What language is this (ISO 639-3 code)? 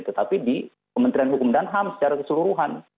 ind